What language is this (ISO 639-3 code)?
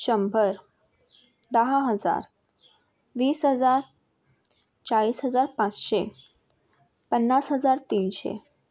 mar